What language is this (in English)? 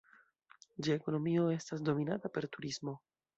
Esperanto